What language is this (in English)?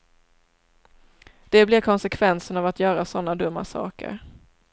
Swedish